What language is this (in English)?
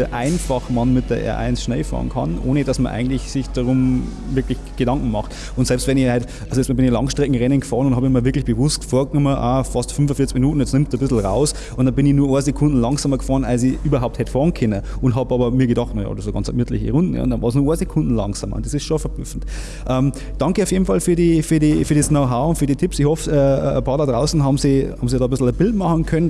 German